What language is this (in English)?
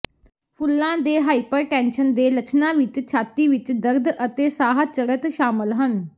Punjabi